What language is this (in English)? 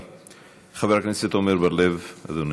Hebrew